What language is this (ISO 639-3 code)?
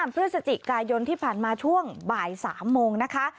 tha